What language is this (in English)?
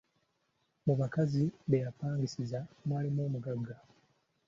Ganda